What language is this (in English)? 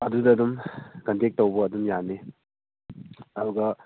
Manipuri